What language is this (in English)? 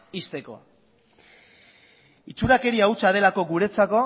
Basque